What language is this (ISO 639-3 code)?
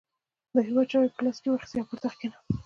pus